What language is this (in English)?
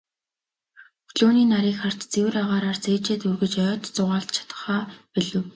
Mongolian